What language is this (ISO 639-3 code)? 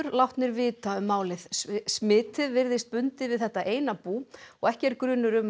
isl